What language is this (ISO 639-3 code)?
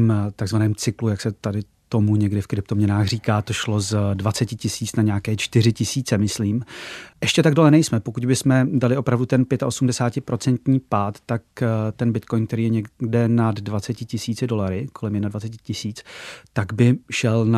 ces